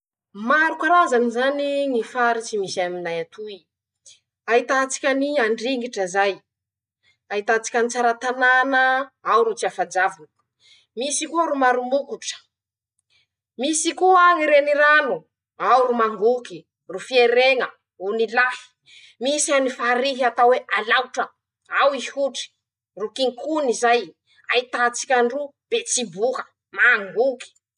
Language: Masikoro Malagasy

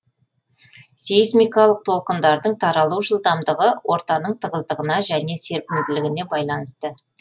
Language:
Kazakh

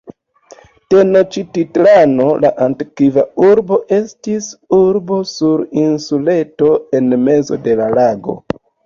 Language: Esperanto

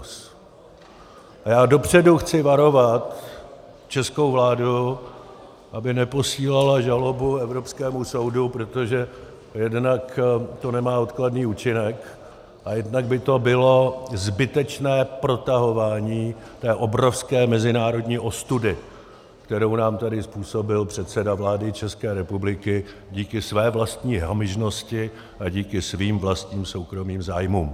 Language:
Czech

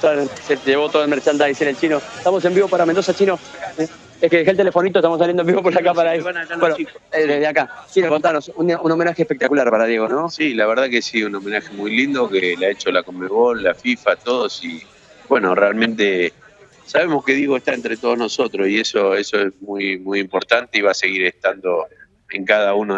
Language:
Spanish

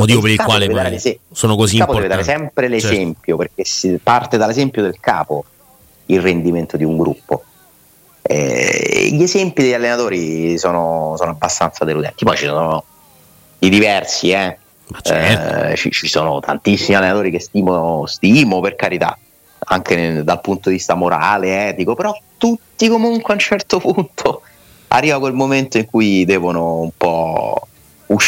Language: Italian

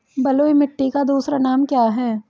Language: Hindi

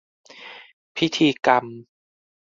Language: Thai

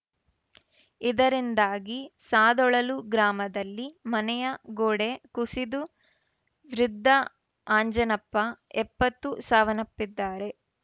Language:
Kannada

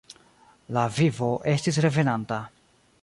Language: Esperanto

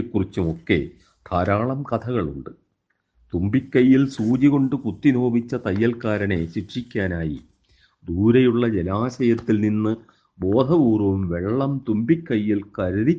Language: Malayalam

